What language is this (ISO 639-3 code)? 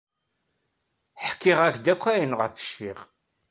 kab